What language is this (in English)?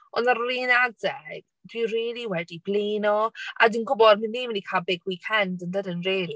Welsh